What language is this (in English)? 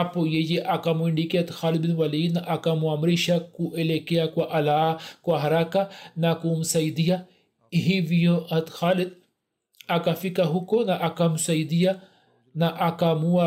Swahili